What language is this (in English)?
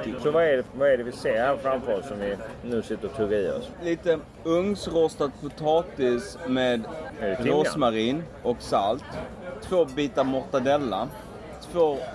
Swedish